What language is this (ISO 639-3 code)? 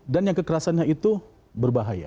ind